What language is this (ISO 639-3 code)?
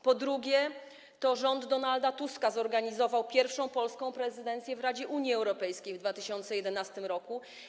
pol